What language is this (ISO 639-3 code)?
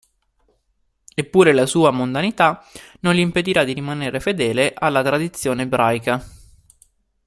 ita